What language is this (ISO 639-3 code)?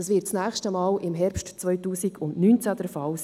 gsw